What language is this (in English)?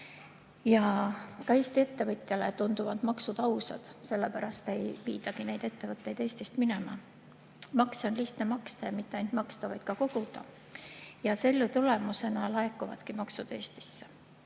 Estonian